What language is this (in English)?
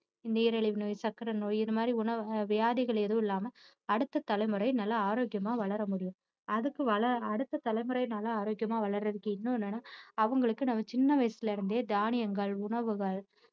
Tamil